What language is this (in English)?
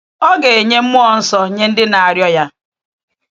Igbo